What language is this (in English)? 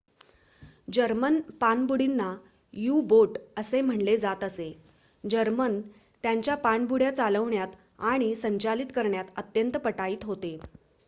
Marathi